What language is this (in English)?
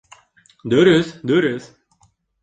Bashkir